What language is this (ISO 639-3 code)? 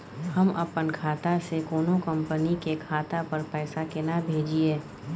mai